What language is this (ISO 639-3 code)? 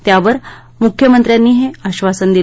mar